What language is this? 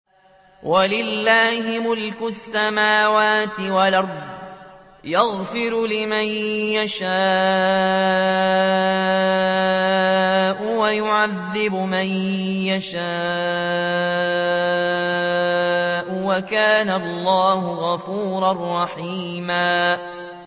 Arabic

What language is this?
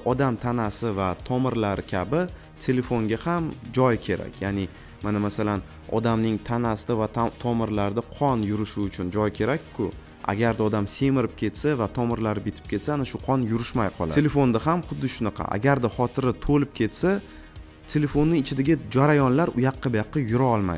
Turkish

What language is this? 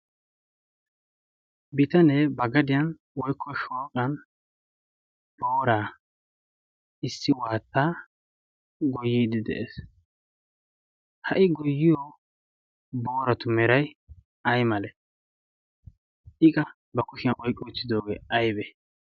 Wolaytta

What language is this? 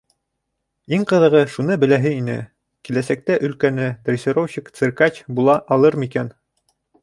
Bashkir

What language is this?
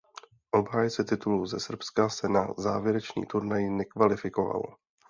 Czech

